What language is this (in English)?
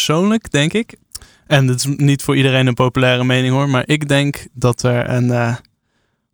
Dutch